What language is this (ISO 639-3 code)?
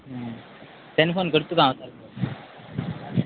kok